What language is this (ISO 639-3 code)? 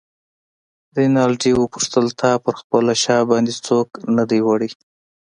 pus